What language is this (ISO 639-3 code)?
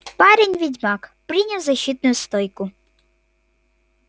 rus